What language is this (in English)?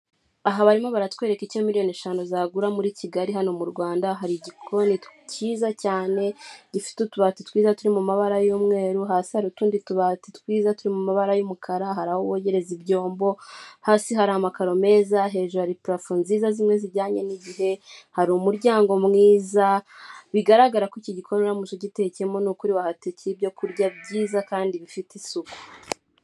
Kinyarwanda